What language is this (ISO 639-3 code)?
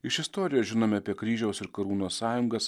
lit